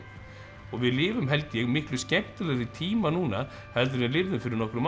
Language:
Icelandic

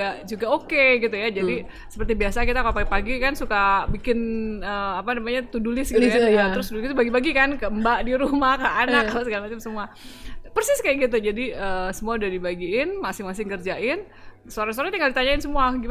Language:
Indonesian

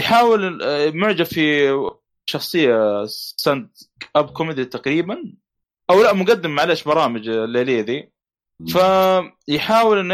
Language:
Arabic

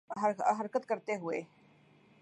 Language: Urdu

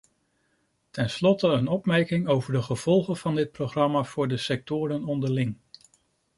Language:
Dutch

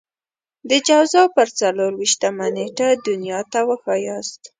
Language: Pashto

